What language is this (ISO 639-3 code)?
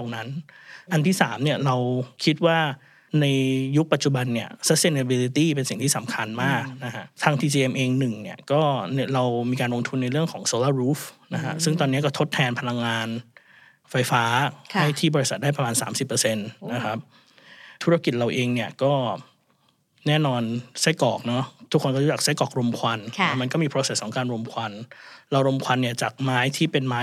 tha